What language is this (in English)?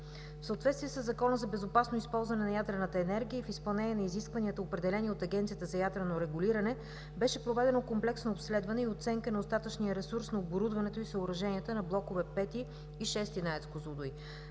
Bulgarian